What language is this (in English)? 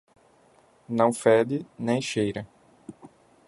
Portuguese